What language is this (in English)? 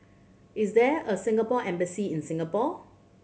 English